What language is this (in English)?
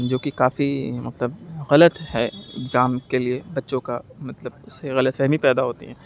Urdu